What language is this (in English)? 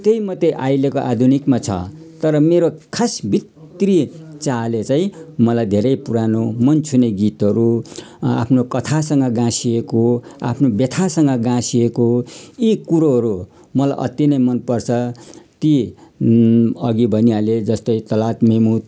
Nepali